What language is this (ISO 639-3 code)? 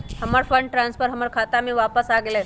mag